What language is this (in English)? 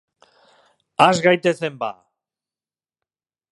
Basque